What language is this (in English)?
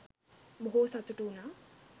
Sinhala